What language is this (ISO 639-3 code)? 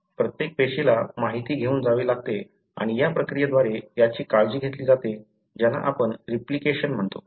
mar